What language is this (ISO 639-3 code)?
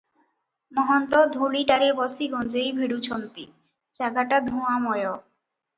ori